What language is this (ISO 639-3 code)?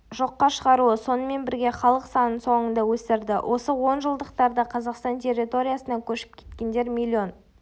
kaz